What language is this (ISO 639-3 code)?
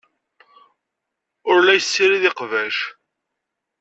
kab